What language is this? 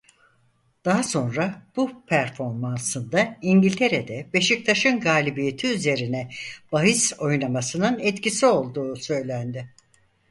Turkish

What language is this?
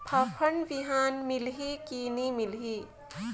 Chhattisgarhi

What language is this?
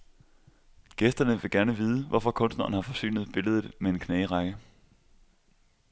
Danish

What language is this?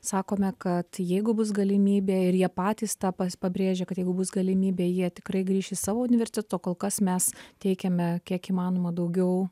Lithuanian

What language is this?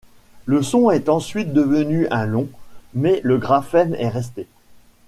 French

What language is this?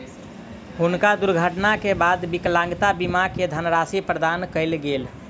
Maithili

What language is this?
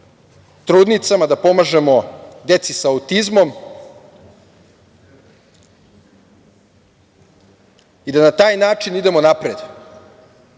Serbian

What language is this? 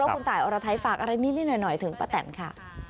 Thai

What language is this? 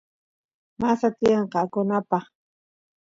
Santiago del Estero Quichua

